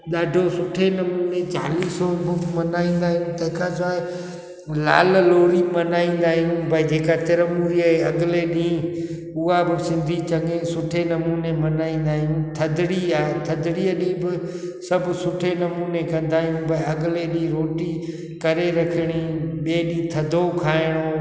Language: Sindhi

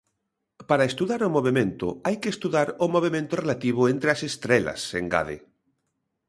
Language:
Galician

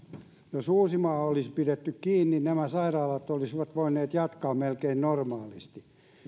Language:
Finnish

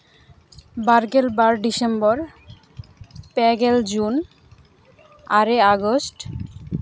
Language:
Santali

